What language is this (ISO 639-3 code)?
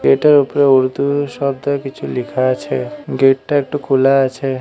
ben